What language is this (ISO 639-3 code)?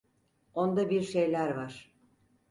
tur